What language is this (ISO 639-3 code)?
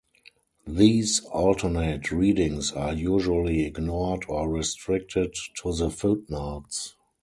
eng